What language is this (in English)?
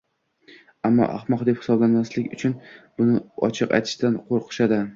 Uzbek